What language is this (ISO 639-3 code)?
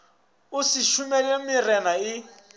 nso